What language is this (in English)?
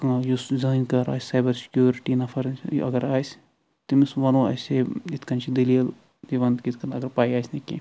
Kashmiri